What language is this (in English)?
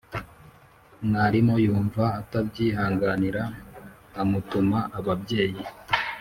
Kinyarwanda